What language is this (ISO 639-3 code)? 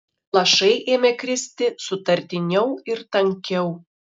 lit